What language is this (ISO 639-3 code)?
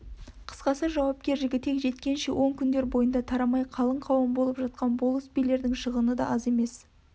kaz